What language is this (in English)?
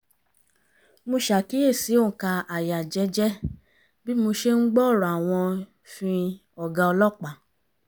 Yoruba